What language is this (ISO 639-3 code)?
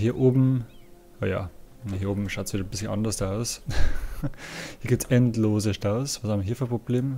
deu